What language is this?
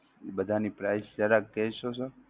Gujarati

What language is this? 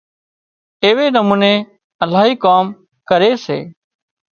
Wadiyara Koli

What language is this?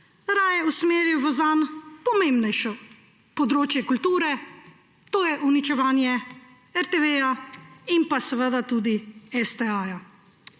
Slovenian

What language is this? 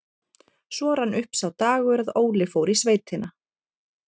Icelandic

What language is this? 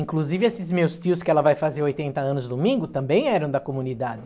Portuguese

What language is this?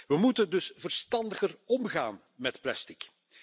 Dutch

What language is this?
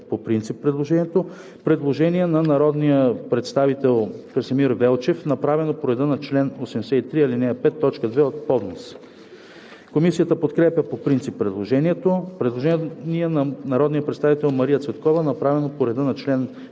Bulgarian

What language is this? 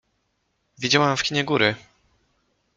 Polish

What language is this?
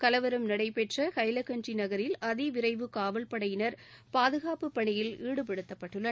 Tamil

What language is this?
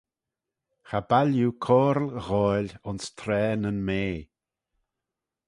Manx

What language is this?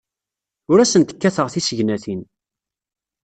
Kabyle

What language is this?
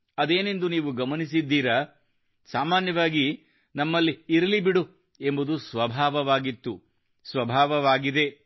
Kannada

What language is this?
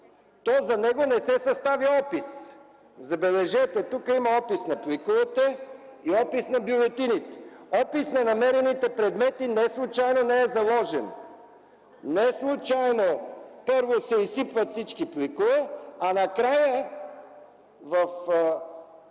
Bulgarian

